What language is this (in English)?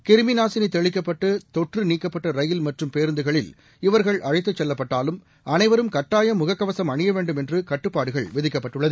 Tamil